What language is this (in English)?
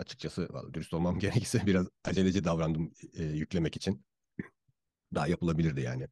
Turkish